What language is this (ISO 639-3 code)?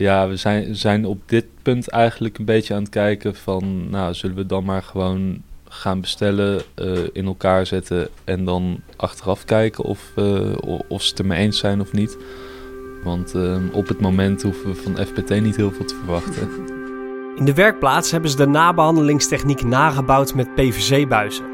nld